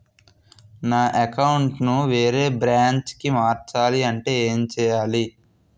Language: Telugu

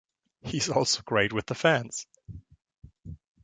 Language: English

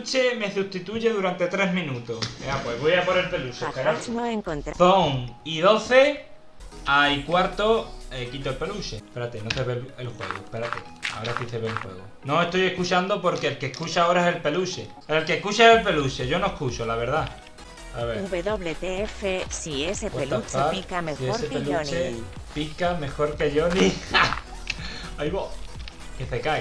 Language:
Spanish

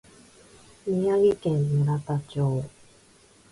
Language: Japanese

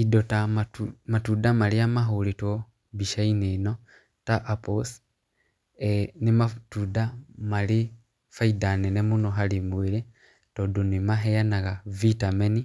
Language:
Kikuyu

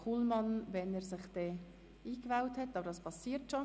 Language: Swiss German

